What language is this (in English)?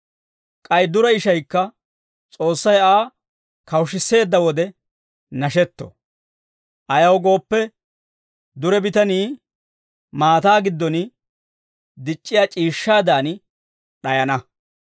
Dawro